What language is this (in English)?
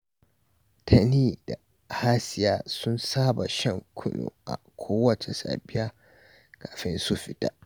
Hausa